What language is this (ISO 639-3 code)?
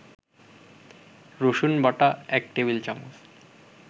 ben